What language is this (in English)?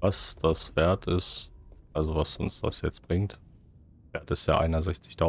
German